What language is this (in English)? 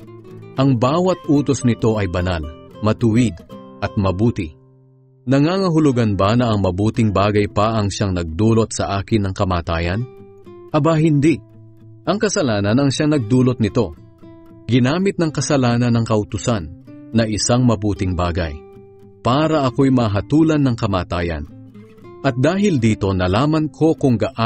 Filipino